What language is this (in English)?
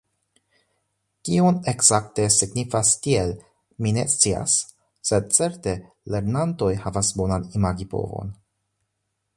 Esperanto